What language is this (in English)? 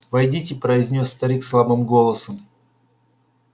Russian